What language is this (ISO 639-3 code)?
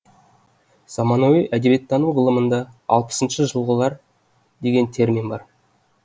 kaz